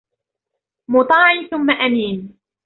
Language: Arabic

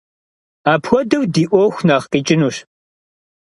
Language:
Kabardian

